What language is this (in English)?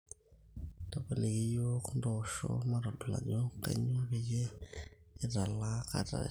Masai